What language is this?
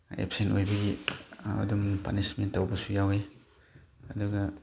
Manipuri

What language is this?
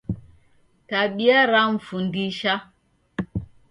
Taita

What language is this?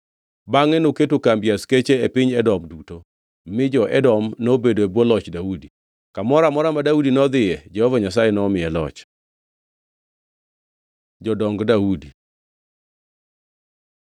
Luo (Kenya and Tanzania)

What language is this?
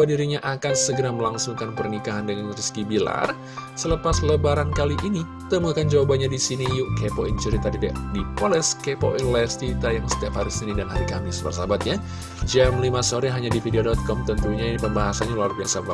Indonesian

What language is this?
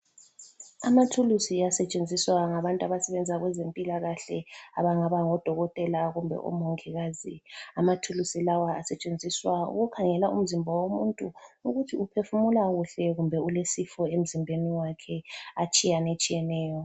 North Ndebele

